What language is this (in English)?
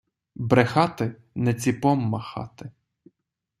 Ukrainian